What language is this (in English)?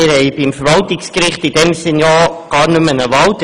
Swiss German